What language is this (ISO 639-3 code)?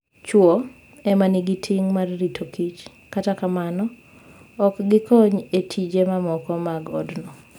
luo